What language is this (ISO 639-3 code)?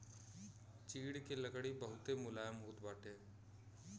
bho